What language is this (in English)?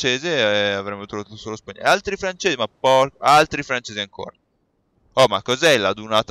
Italian